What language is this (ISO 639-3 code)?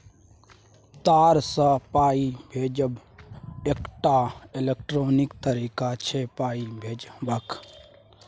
mai